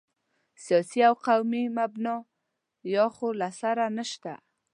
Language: Pashto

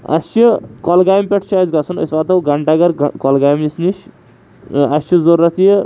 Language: Kashmiri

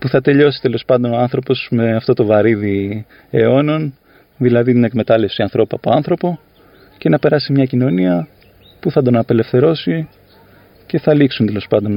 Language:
Greek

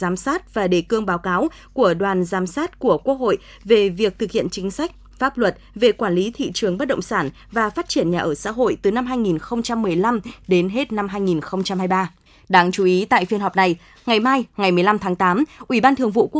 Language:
Vietnamese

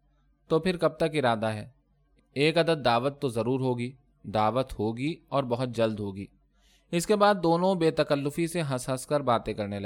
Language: Urdu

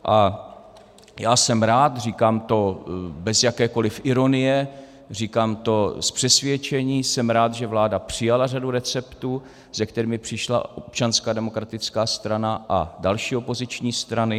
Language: Czech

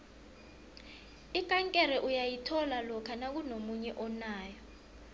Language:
South Ndebele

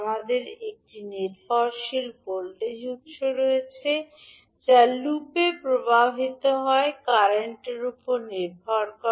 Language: Bangla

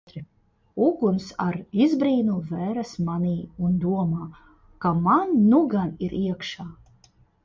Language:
Latvian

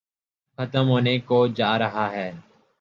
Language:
Urdu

